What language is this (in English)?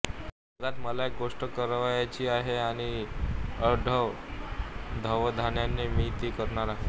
Marathi